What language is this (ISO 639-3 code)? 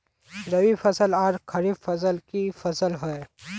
mag